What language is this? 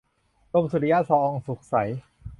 Thai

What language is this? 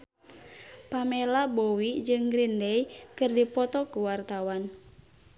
Sundanese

